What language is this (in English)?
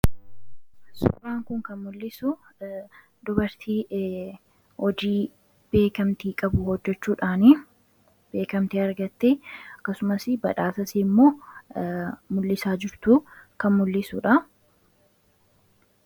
Oromo